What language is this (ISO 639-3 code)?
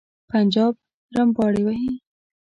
pus